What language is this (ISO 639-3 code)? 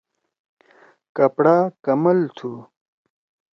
trw